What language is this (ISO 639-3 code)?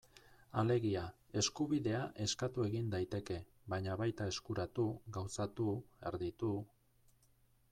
eus